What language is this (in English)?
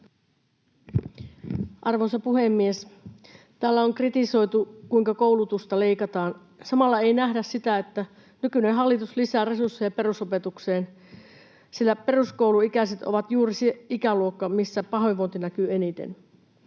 Finnish